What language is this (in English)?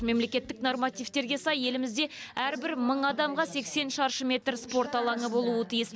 Kazakh